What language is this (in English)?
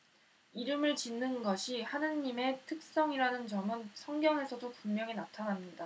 Korean